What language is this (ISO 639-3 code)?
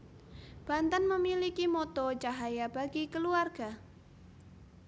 jav